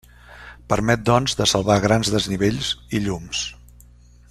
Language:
Catalan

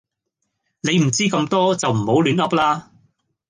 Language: Cantonese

